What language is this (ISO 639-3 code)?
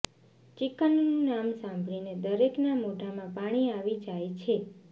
guj